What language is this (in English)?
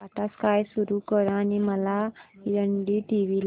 Marathi